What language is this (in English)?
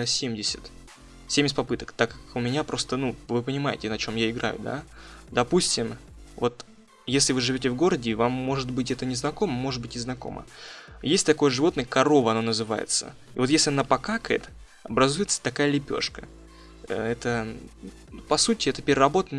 Russian